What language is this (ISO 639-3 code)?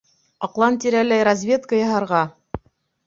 bak